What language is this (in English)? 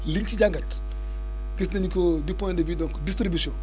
Wolof